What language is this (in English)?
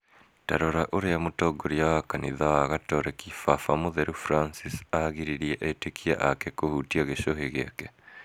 Kikuyu